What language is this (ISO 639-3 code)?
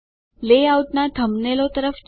guj